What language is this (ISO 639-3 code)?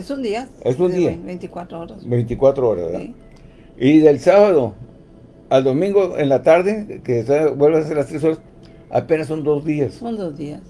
spa